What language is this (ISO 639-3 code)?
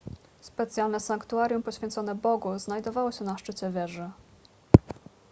pol